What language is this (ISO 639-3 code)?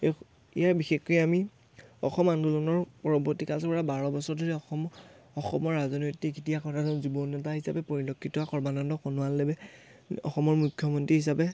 asm